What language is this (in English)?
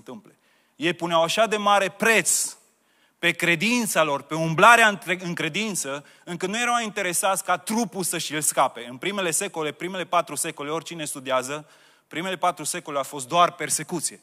Romanian